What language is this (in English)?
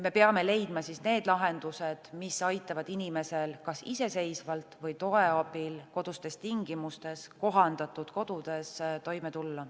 Estonian